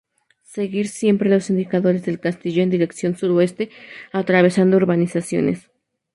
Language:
Spanish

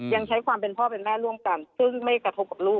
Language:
Thai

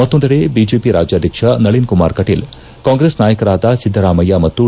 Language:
Kannada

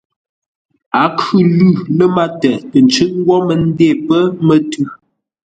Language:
Ngombale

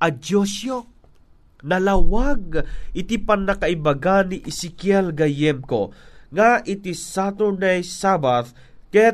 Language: Filipino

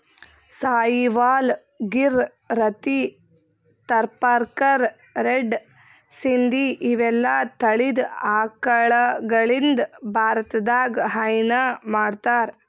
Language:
Kannada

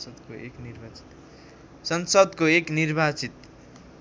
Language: Nepali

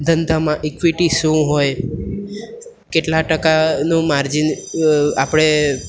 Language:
Gujarati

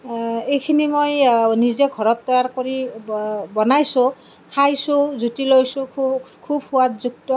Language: Assamese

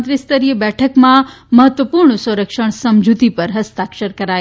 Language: Gujarati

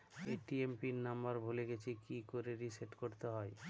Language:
Bangla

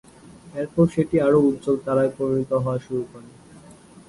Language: Bangla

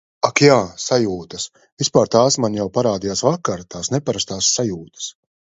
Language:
Latvian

